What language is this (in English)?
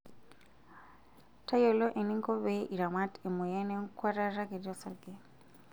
Masai